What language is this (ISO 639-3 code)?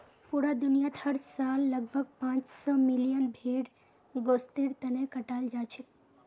mag